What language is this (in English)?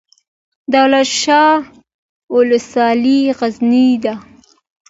Pashto